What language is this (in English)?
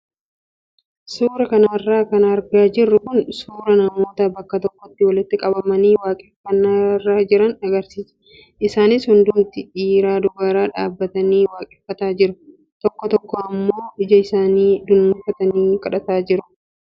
Oromo